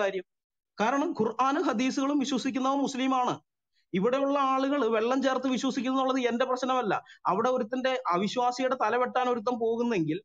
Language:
Hindi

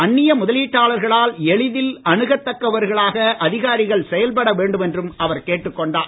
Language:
Tamil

